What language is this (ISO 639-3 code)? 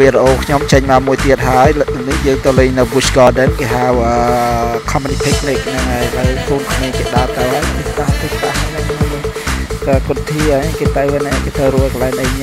tha